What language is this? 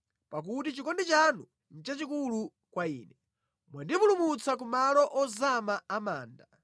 Nyanja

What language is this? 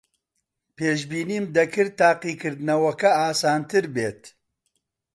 Central Kurdish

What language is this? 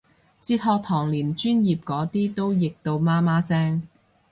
Cantonese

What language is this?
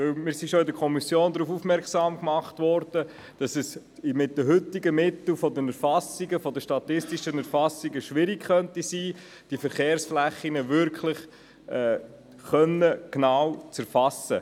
Swiss German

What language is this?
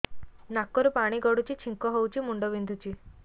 Odia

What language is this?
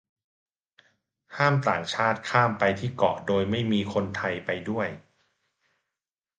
Thai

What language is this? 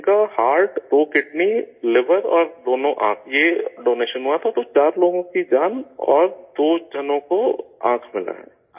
Urdu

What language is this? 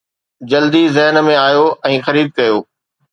Sindhi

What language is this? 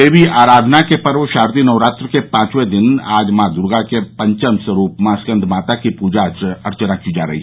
Hindi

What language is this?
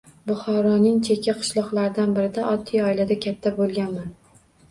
Uzbek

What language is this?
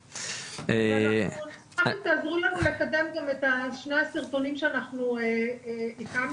Hebrew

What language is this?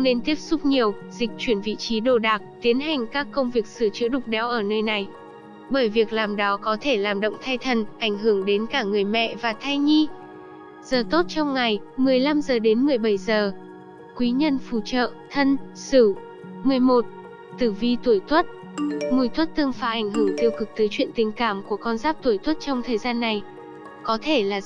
Vietnamese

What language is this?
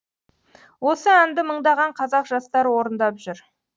Kazakh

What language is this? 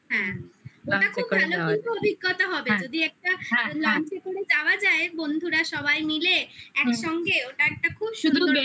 Bangla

